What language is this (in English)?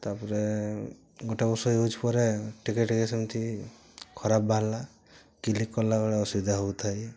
Odia